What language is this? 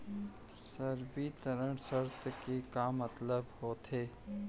Chhattisgarhi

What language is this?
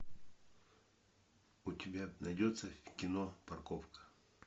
Russian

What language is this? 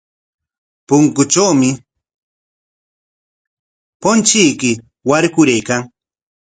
Corongo Ancash Quechua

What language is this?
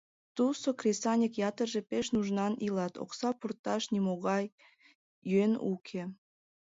Mari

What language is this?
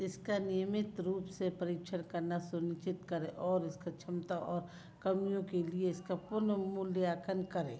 Hindi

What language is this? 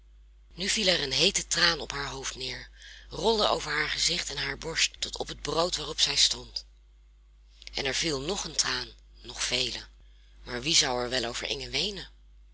Dutch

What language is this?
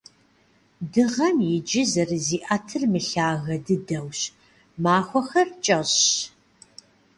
Kabardian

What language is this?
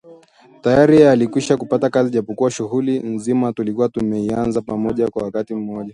Swahili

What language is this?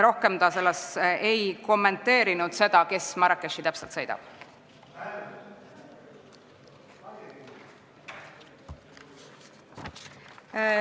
Estonian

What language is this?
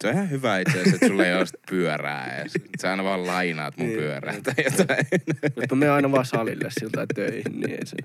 Finnish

